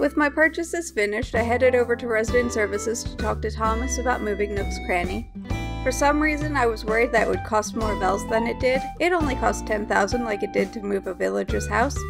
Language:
English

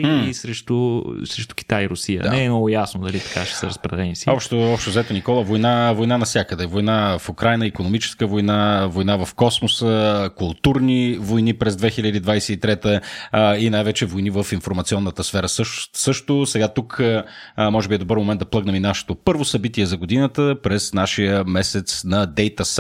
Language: Bulgarian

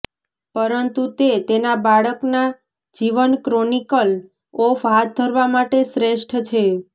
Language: Gujarati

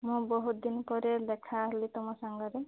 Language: Odia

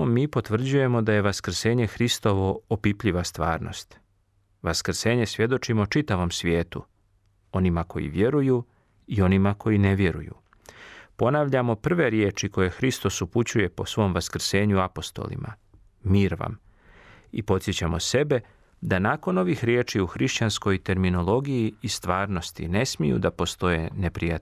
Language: Croatian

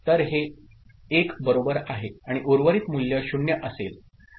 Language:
Marathi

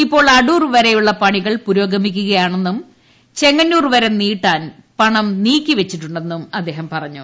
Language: Malayalam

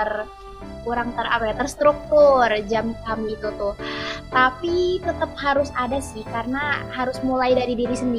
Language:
Indonesian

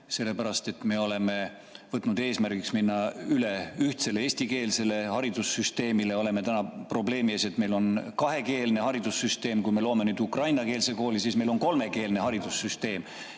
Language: Estonian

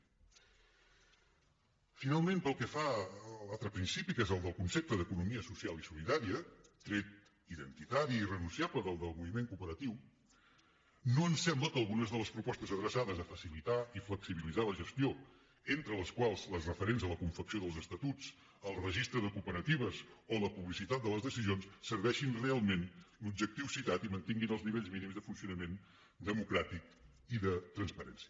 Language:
Catalan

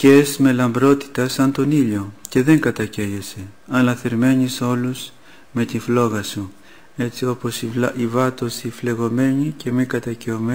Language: Greek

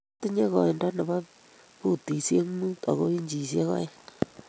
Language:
Kalenjin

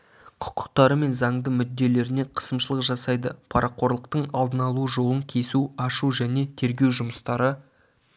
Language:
Kazakh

